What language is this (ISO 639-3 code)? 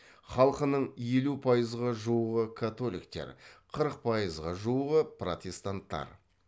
kaz